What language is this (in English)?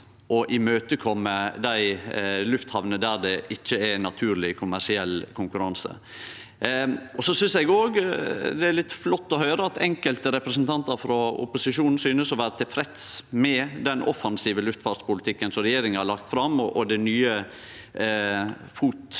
Norwegian